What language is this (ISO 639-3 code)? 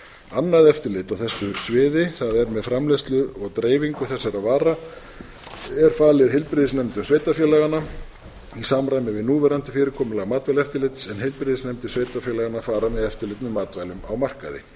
isl